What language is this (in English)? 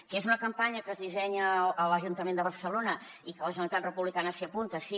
Catalan